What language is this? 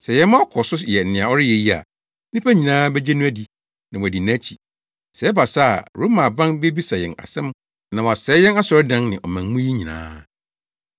Akan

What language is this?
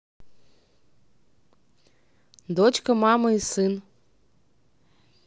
Russian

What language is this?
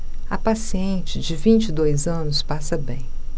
Portuguese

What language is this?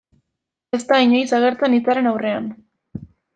Basque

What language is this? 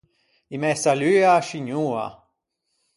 Ligurian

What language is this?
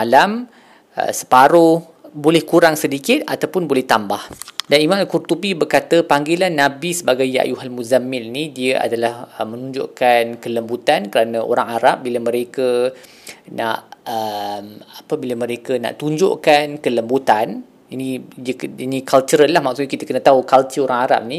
Malay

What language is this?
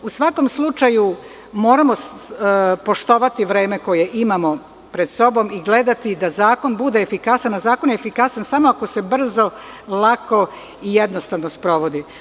Serbian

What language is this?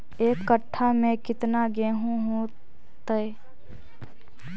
Magahi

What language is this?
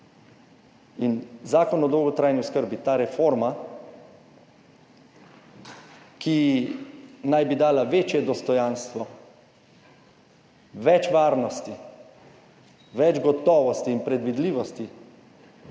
Slovenian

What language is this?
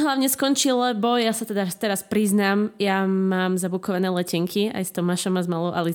Slovak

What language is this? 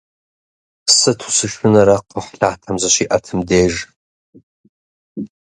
Kabardian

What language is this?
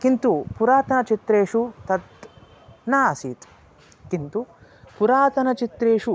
Sanskrit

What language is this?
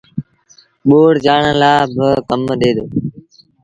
Sindhi Bhil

